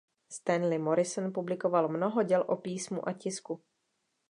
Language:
Czech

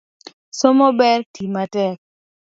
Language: Luo (Kenya and Tanzania)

